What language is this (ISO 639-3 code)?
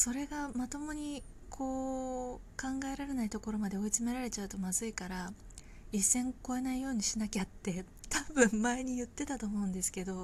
jpn